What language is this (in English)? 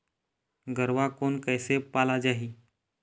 Chhattisgarhi